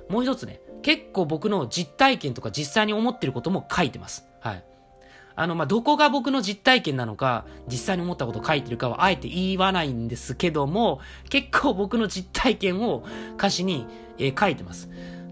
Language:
Japanese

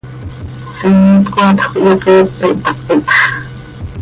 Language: Seri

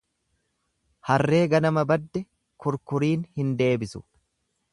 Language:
Oromo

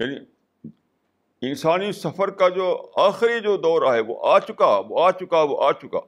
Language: Urdu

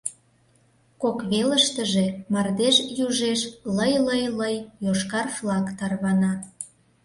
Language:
Mari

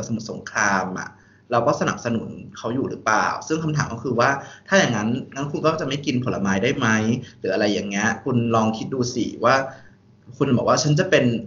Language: Thai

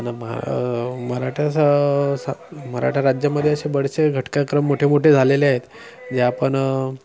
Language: Marathi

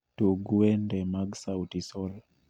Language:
Luo (Kenya and Tanzania)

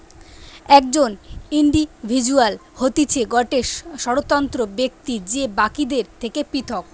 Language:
Bangla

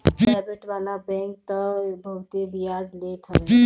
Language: Bhojpuri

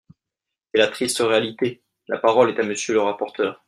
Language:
French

